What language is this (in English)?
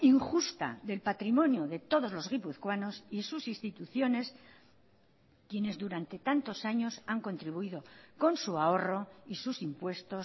Spanish